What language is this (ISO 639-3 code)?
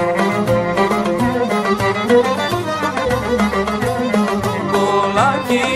tur